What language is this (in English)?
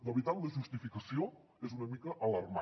Catalan